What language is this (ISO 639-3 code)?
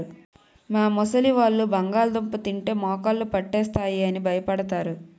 tel